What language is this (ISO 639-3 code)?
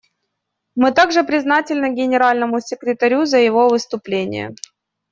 rus